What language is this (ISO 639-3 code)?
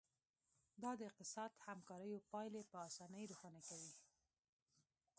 pus